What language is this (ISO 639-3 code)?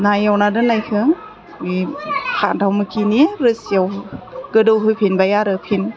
brx